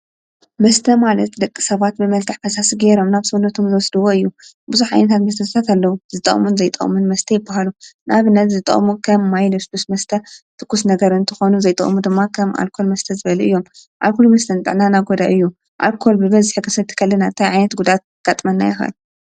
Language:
Tigrinya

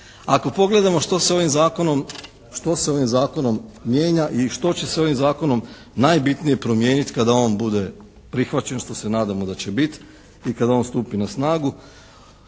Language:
Croatian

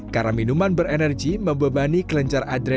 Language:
Indonesian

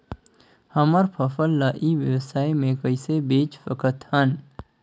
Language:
Chhattisgarhi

